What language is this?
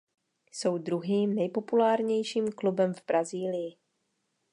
Czech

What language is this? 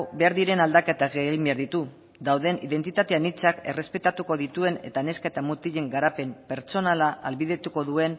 Basque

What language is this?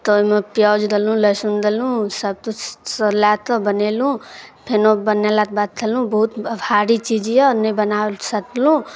Maithili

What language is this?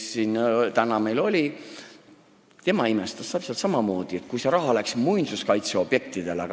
Estonian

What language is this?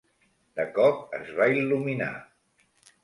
Catalan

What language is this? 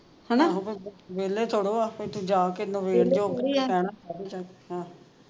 Punjabi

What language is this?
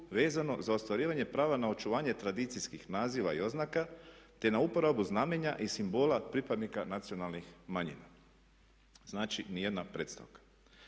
Croatian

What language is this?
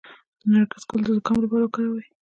Pashto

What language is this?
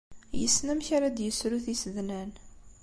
Kabyle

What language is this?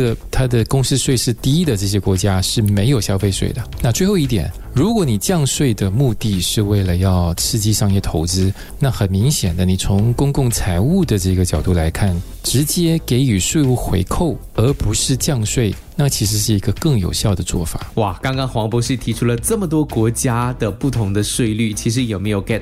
Chinese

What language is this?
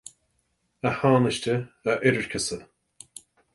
Irish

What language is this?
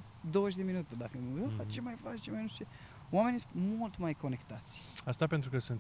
Romanian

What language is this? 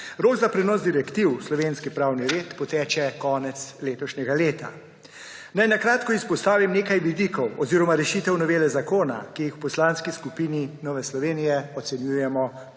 Slovenian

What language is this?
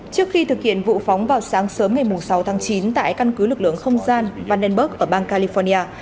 Vietnamese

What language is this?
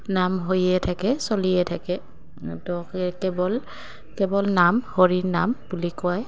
Assamese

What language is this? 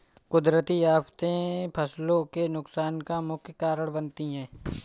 Hindi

